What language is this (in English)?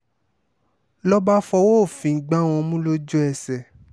Yoruba